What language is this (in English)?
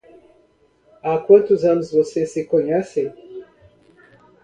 Portuguese